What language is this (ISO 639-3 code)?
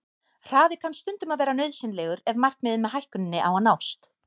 isl